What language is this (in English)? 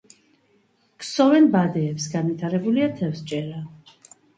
Georgian